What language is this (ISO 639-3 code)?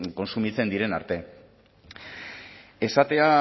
eus